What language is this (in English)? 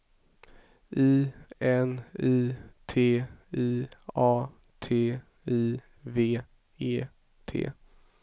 Swedish